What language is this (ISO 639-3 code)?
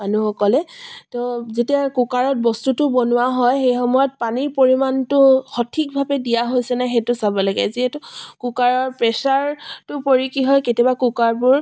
asm